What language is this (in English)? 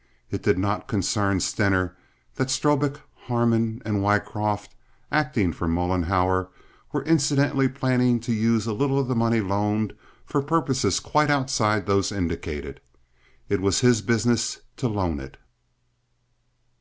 English